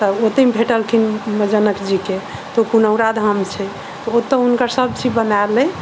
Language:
Maithili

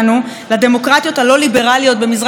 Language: Hebrew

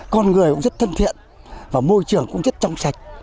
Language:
Vietnamese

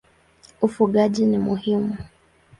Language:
Swahili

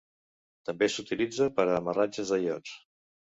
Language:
Catalan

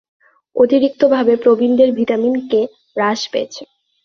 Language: Bangla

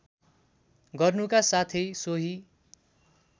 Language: Nepali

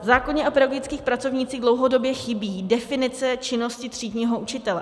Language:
Czech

